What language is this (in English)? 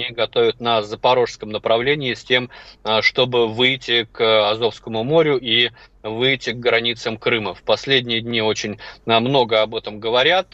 Russian